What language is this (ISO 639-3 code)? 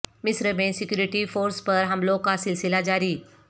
urd